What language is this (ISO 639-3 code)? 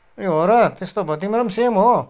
nep